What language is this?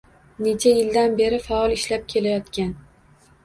Uzbek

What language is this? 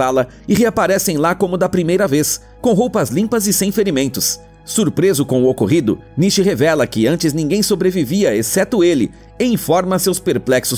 Portuguese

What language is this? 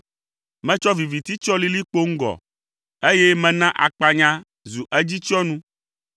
Ewe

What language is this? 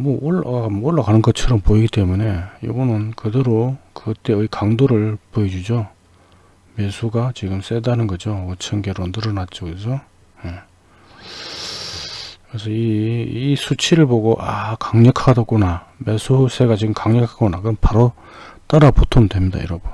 Korean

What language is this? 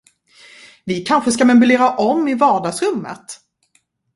Swedish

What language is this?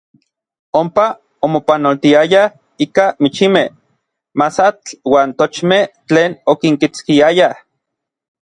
Orizaba Nahuatl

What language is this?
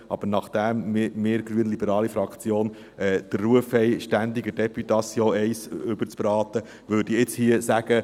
Swiss German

